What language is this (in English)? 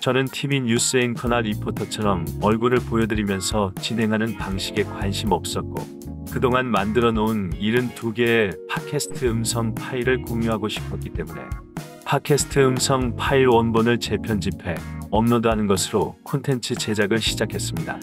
Korean